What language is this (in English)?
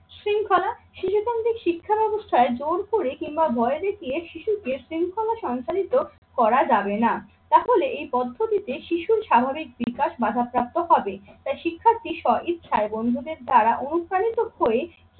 Bangla